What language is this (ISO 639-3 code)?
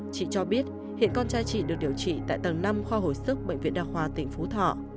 vie